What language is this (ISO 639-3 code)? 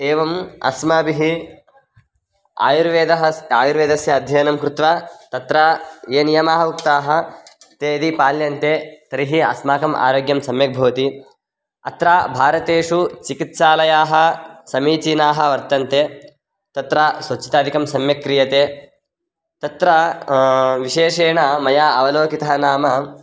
san